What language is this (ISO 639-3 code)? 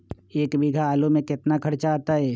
mag